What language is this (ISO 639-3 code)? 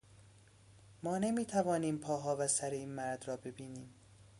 fas